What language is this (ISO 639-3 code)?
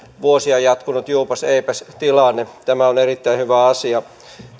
fin